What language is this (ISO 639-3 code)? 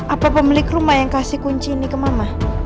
ind